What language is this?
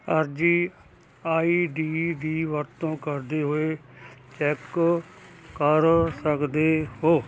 Punjabi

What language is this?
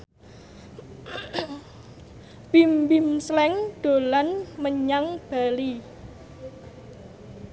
Javanese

